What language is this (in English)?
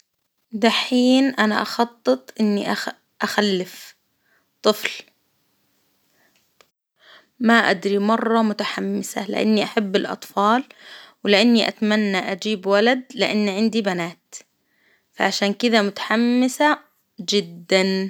Hijazi Arabic